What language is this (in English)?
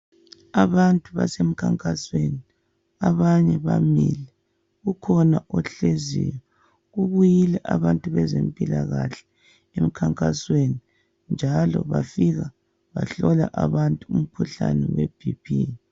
North Ndebele